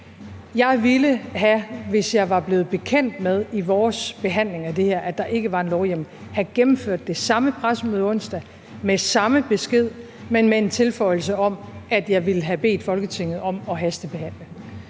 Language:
Danish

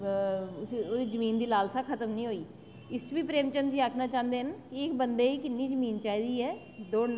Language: Dogri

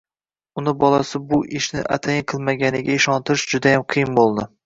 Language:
Uzbek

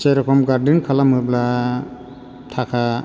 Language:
Bodo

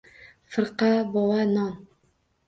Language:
Uzbek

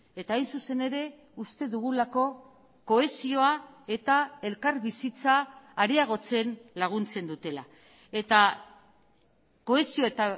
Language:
Basque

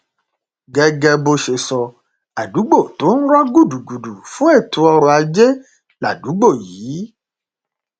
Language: Yoruba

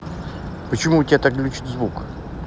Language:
Russian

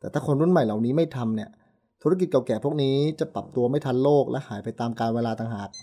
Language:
Thai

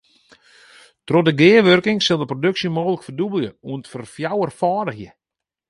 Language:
Western Frisian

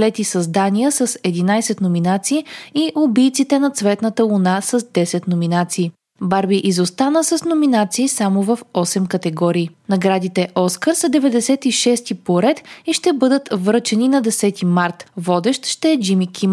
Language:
Bulgarian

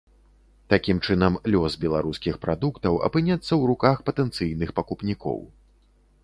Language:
Belarusian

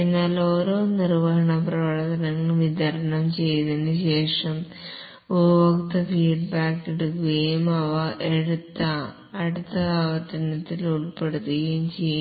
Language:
Malayalam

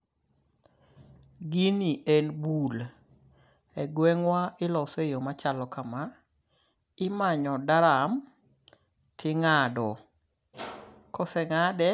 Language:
Luo (Kenya and Tanzania)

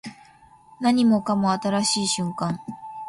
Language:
Japanese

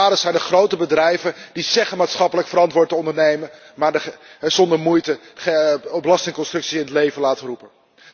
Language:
Dutch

